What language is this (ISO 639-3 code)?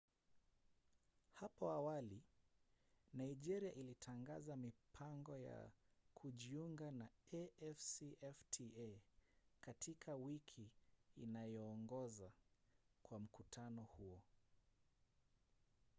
swa